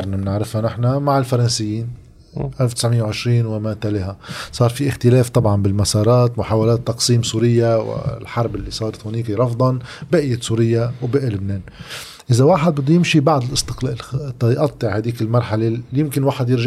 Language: Arabic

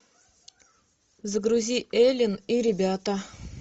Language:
Russian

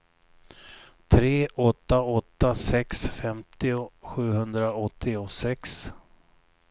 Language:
Swedish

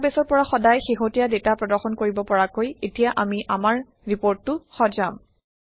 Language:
Assamese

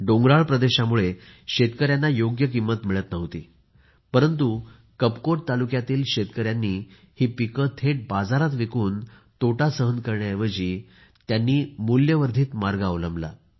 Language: Marathi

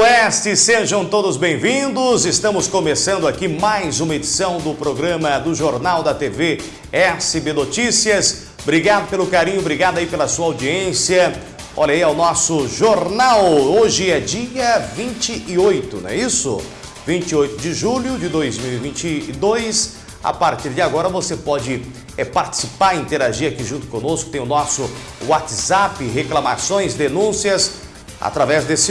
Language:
Portuguese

